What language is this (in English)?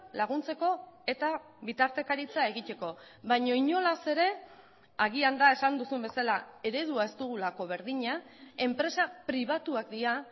Basque